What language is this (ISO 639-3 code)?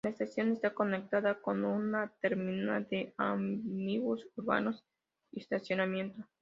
spa